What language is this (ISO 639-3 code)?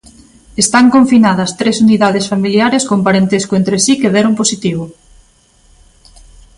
glg